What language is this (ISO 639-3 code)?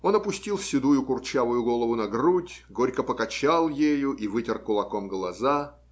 rus